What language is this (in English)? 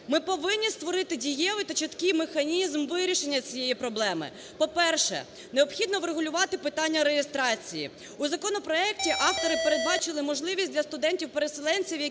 Ukrainian